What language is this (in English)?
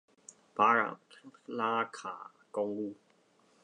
Chinese